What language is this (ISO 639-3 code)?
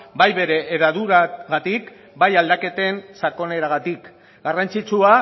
eus